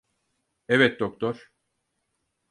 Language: Turkish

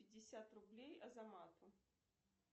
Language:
Russian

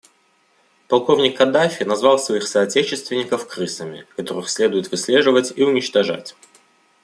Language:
Russian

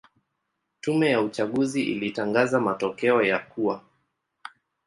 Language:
Swahili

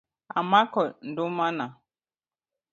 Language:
Luo (Kenya and Tanzania)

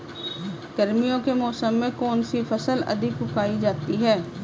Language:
Hindi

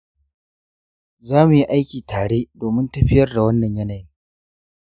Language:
Hausa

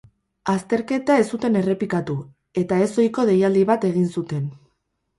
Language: Basque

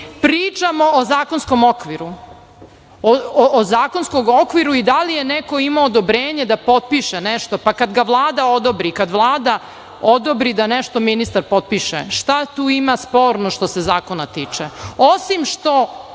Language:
Serbian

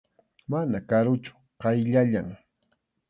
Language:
Arequipa-La Unión Quechua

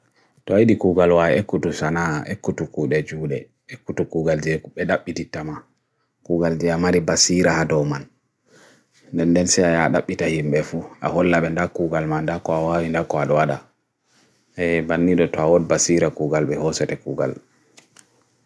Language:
Bagirmi Fulfulde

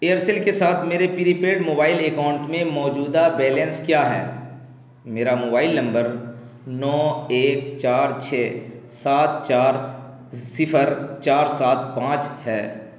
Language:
Urdu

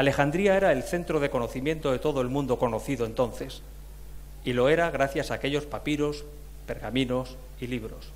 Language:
Spanish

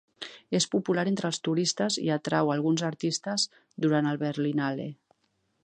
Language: Catalan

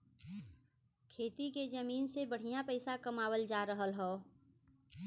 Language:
Bhojpuri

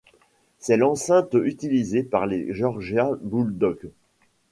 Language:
French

